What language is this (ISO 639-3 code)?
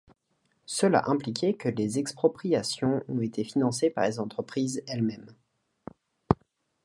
fra